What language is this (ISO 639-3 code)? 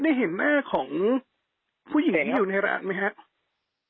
tha